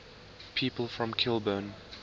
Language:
English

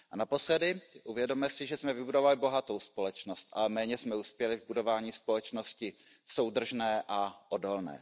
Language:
Czech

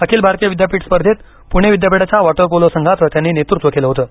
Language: Marathi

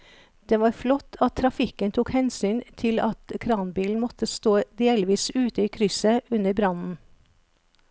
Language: Norwegian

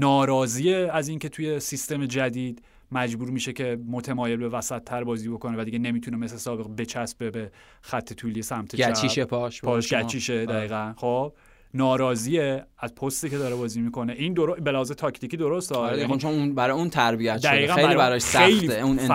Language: Persian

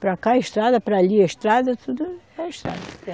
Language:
Portuguese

